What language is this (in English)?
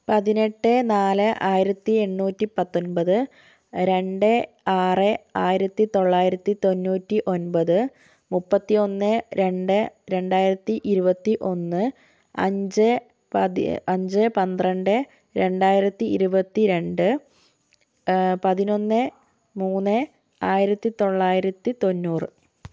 Malayalam